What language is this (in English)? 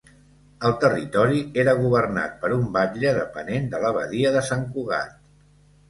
Catalan